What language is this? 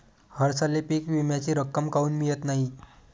Marathi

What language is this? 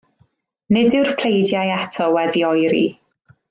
Welsh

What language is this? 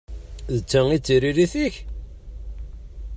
Kabyle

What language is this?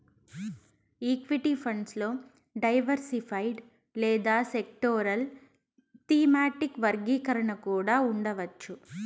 Telugu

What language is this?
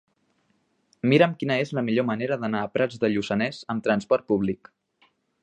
Catalan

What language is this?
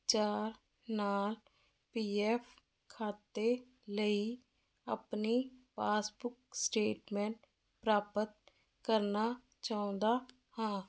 Punjabi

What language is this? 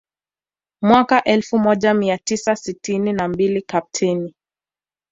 Swahili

